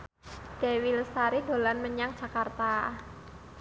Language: Javanese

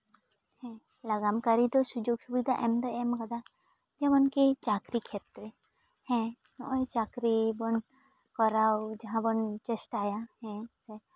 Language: Santali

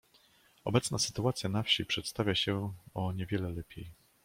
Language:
Polish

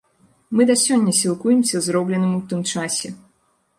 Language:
Belarusian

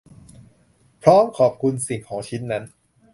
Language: Thai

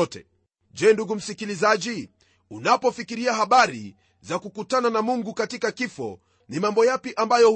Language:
Swahili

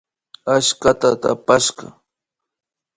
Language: Imbabura Highland Quichua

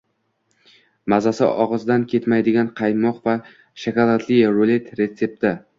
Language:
Uzbek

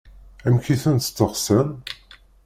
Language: Kabyle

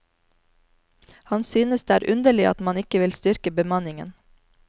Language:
Norwegian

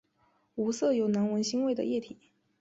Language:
Chinese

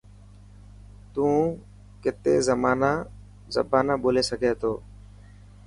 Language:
Dhatki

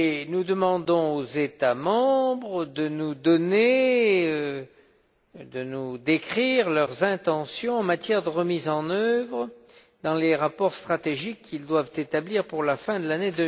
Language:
French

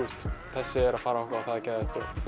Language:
Icelandic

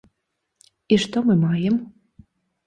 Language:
Belarusian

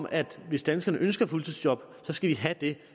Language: Danish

